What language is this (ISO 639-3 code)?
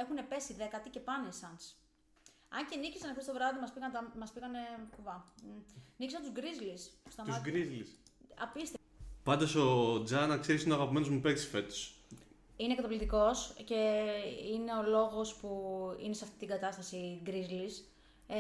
ell